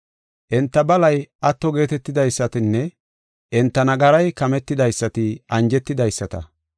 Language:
Gofa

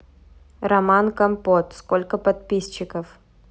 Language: Russian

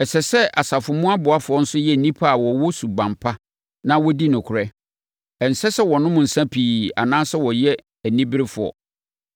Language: Akan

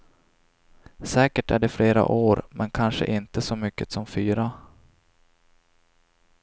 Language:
Swedish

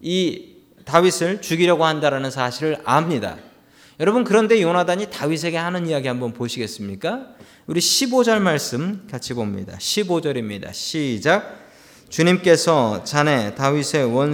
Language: Korean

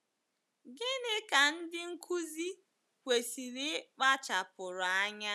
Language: Igbo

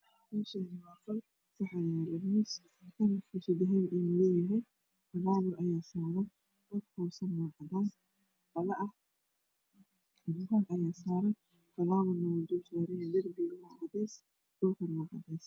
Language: Somali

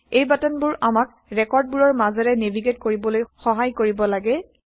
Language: Assamese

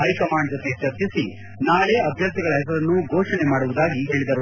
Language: Kannada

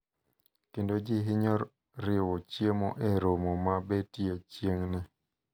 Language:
Luo (Kenya and Tanzania)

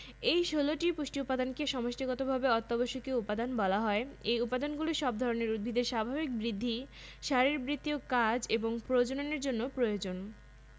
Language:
Bangla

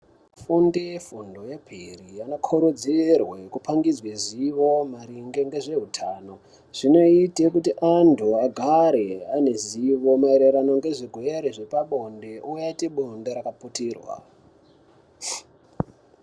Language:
Ndau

